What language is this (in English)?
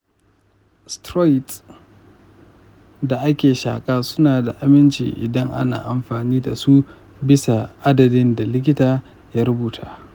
Hausa